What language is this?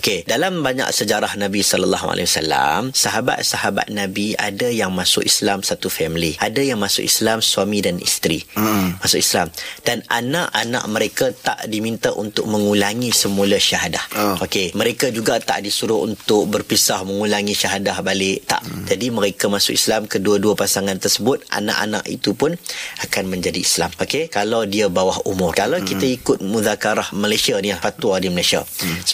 Malay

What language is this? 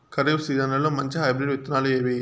Telugu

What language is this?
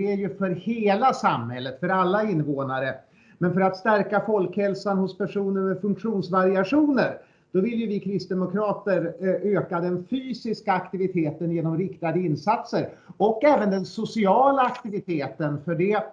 Swedish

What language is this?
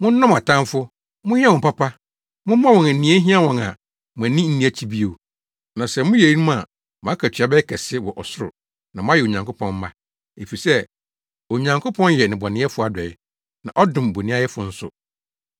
Akan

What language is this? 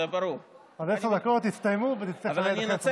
Hebrew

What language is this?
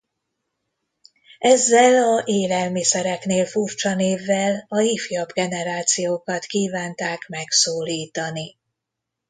Hungarian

